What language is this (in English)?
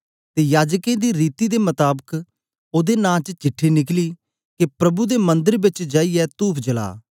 Dogri